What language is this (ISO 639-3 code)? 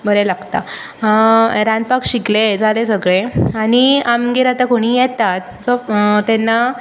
kok